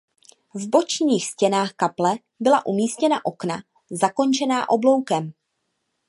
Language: Czech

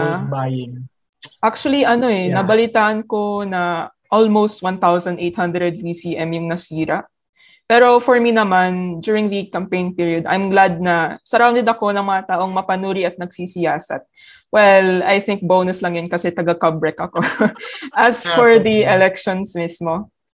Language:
Filipino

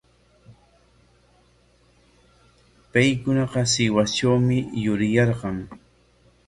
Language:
Corongo Ancash Quechua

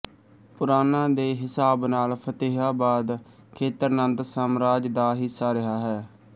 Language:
Punjabi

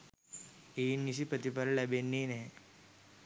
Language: Sinhala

